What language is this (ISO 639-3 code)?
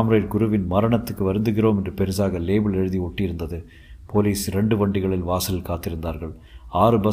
tam